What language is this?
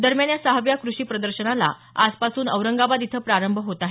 Marathi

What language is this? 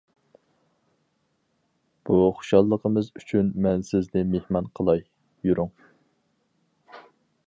Uyghur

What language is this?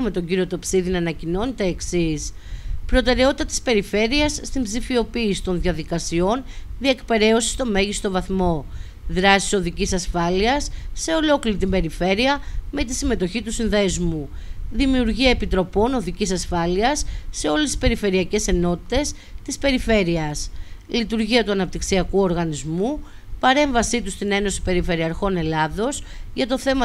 Greek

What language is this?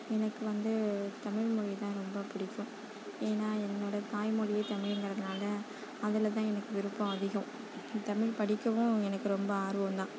Tamil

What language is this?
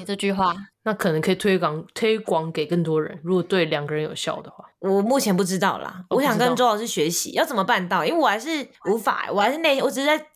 Chinese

